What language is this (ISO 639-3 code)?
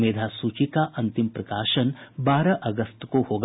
hin